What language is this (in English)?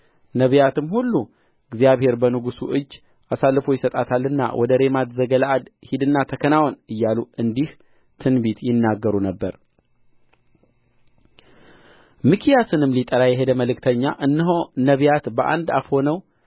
Amharic